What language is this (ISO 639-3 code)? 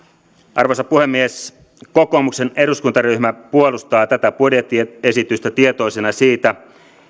fin